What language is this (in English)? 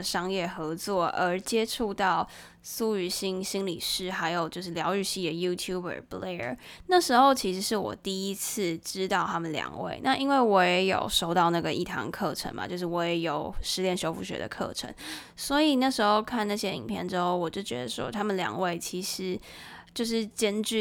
Chinese